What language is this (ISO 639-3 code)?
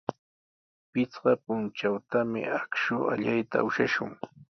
qws